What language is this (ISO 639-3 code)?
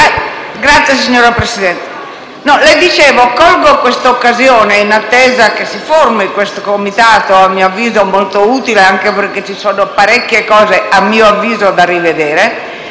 ita